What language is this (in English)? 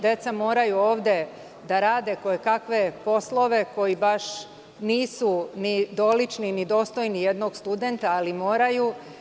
Serbian